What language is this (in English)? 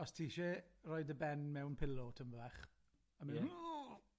Welsh